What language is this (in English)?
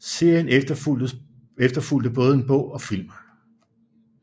Danish